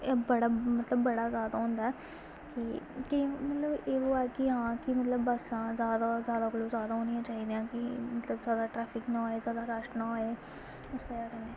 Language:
Dogri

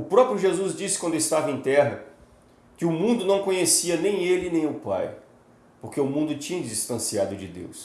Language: Portuguese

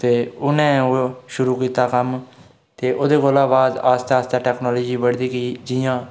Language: Dogri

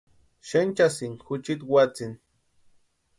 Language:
Western Highland Purepecha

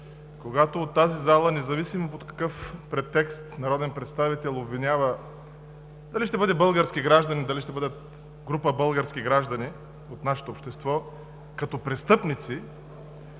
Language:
Bulgarian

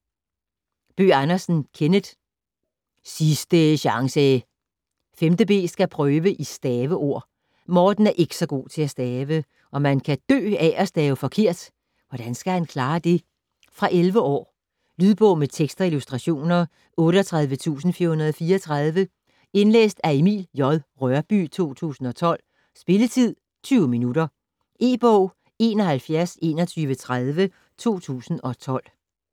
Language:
Danish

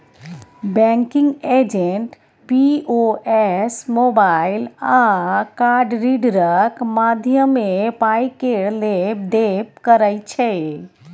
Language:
Maithili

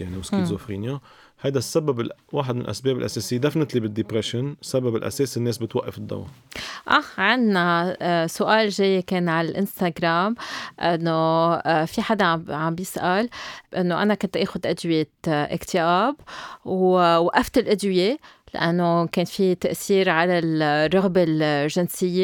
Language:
Arabic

